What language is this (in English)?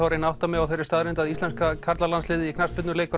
Icelandic